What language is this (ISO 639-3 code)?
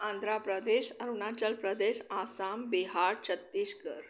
snd